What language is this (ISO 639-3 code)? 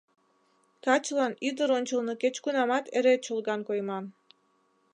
chm